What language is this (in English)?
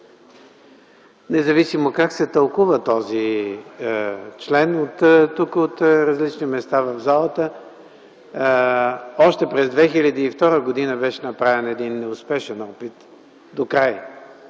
Bulgarian